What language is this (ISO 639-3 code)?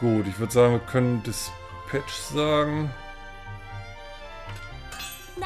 deu